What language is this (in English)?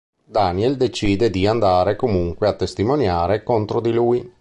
Italian